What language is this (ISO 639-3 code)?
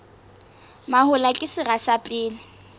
sot